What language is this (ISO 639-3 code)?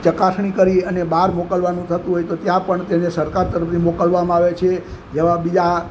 guj